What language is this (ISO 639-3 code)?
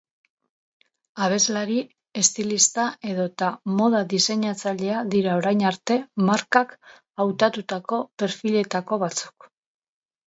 eus